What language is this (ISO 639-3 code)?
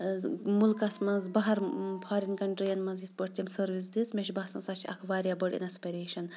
kas